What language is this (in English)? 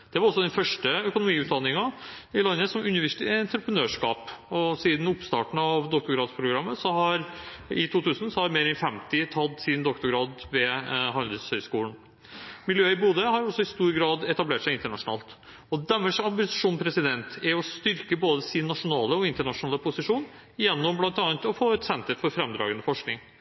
Norwegian Bokmål